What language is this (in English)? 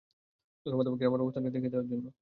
Bangla